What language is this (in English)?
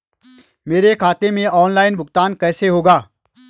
Hindi